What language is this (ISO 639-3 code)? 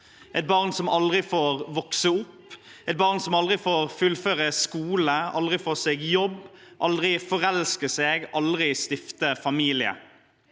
nor